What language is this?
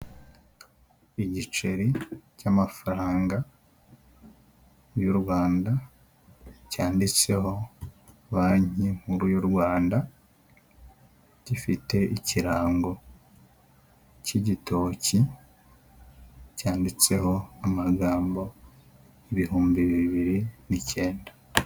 Kinyarwanda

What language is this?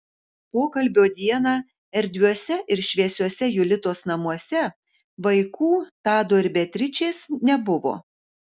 Lithuanian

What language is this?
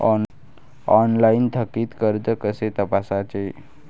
Marathi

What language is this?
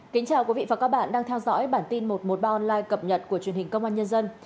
Vietnamese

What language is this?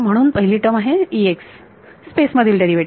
Marathi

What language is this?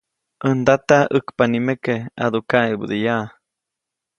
Copainalá Zoque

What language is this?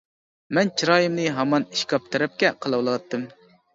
Uyghur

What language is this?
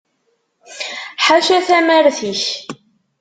Kabyle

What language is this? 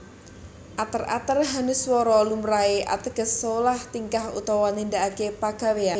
Javanese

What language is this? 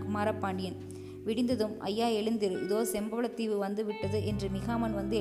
Tamil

